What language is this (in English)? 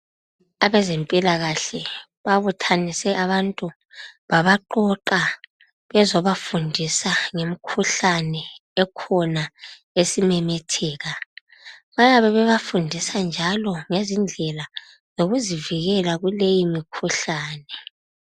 North Ndebele